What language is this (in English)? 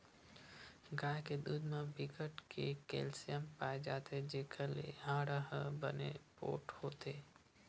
Chhattisgarhi